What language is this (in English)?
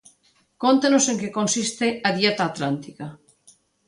Galician